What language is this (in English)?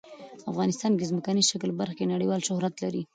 Pashto